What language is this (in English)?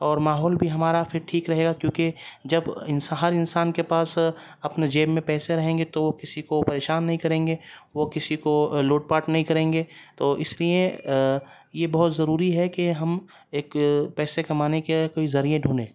Urdu